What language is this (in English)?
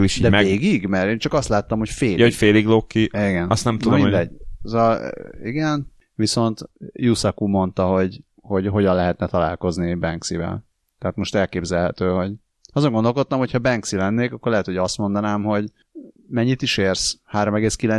Hungarian